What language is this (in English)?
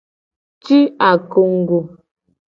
Gen